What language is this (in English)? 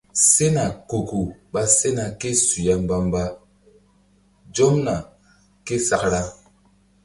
Mbum